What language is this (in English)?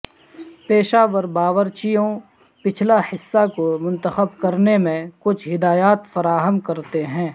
Urdu